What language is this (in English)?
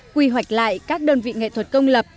Vietnamese